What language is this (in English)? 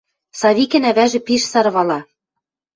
Western Mari